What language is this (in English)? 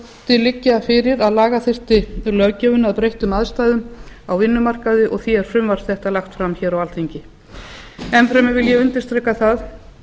Icelandic